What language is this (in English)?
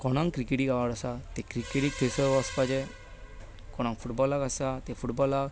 Konkani